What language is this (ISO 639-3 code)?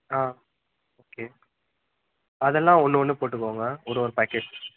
tam